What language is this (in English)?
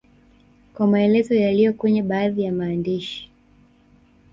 Swahili